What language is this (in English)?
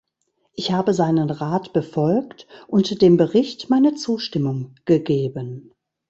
German